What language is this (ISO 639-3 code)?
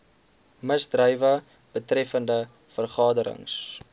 afr